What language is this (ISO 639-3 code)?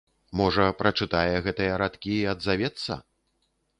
bel